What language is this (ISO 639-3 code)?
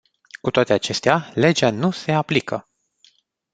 ron